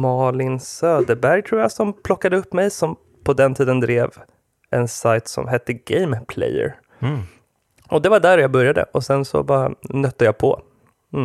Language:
Swedish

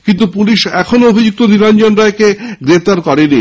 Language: Bangla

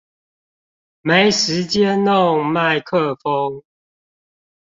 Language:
Chinese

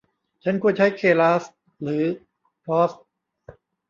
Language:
Thai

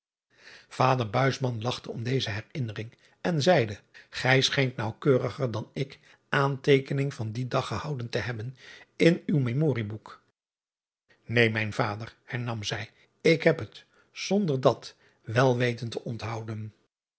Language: Dutch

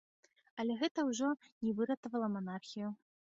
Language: Belarusian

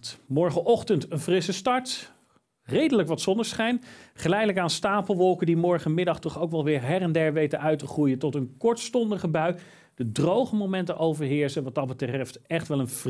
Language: Dutch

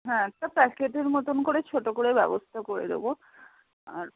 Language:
Bangla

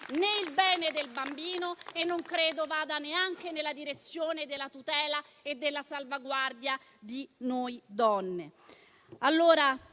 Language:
Italian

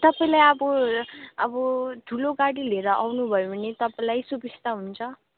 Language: Nepali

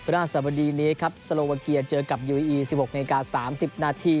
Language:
Thai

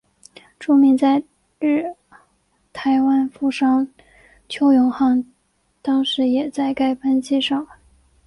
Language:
Chinese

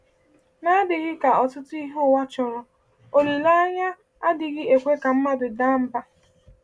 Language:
Igbo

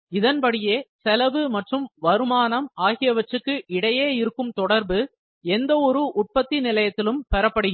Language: Tamil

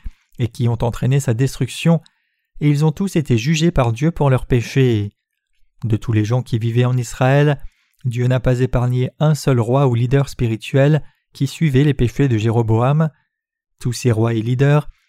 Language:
French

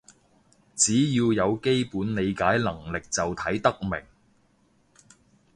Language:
Cantonese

